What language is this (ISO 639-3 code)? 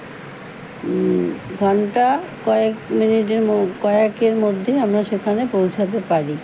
ben